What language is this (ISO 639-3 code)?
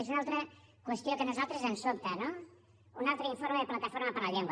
cat